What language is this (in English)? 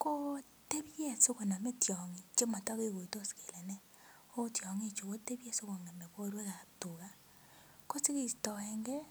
Kalenjin